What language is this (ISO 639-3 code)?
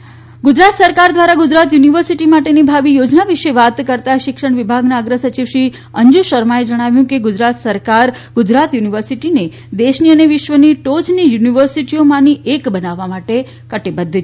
guj